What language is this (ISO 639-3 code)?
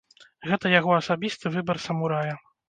bel